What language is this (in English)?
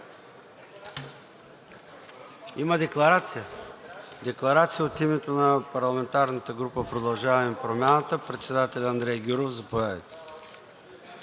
Bulgarian